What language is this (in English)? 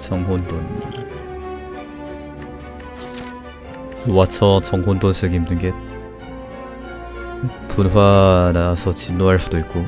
Korean